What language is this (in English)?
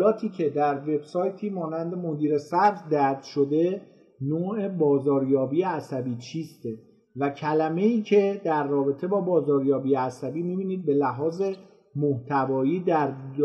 Persian